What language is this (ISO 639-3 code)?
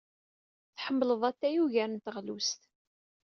kab